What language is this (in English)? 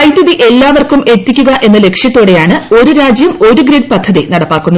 Malayalam